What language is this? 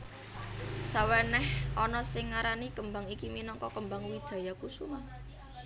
Javanese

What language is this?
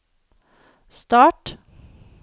Norwegian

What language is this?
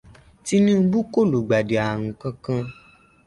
Yoruba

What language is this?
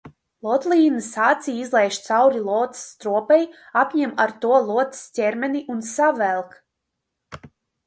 Latvian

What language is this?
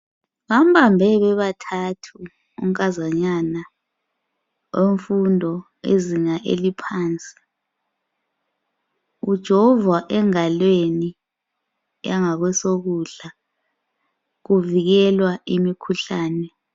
North Ndebele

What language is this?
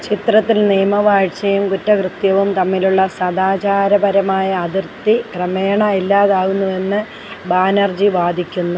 Malayalam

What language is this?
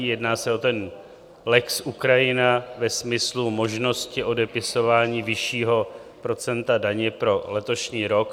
Czech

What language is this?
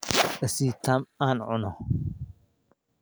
Somali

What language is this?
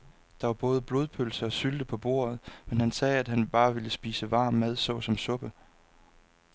Danish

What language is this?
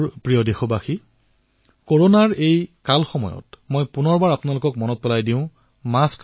Assamese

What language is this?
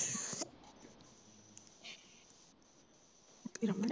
Punjabi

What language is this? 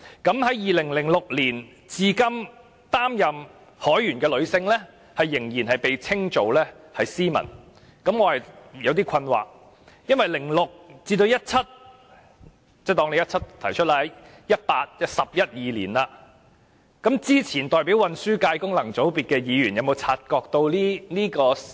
Cantonese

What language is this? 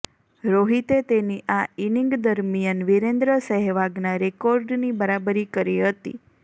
Gujarati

